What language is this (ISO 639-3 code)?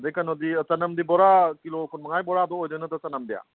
mni